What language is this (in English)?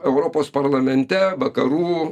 Lithuanian